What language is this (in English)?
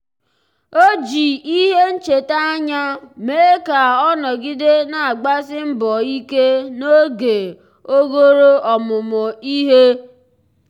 Igbo